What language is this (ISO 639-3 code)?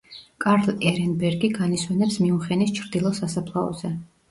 kat